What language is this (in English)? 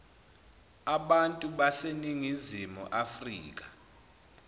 Zulu